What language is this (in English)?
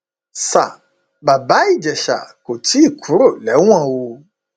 Yoruba